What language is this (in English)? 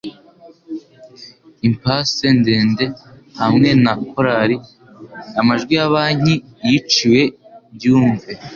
Kinyarwanda